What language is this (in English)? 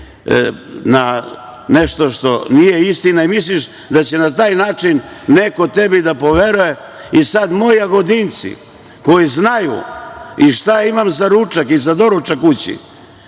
Serbian